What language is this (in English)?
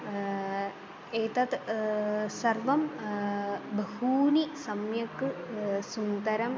Sanskrit